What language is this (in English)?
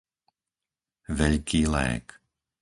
Slovak